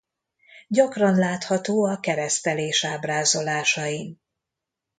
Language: Hungarian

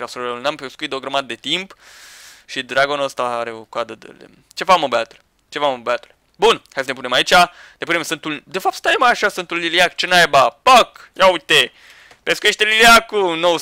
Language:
Romanian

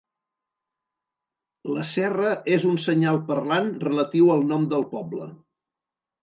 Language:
Catalan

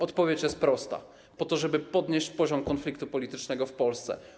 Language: Polish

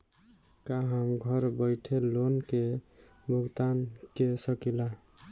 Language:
Bhojpuri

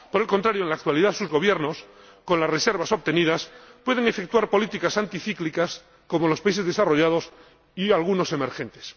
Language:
Spanish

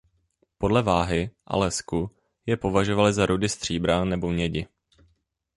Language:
Czech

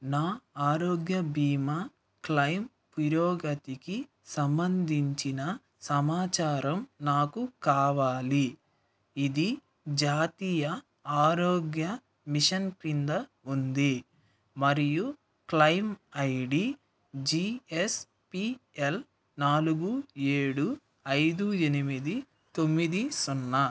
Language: Telugu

